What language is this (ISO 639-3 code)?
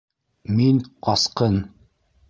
bak